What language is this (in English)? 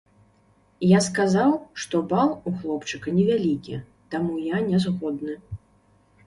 Belarusian